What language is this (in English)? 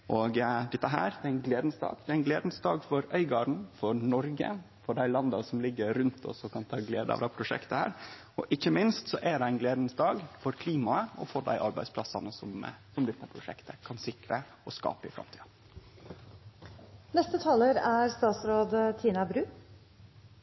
Norwegian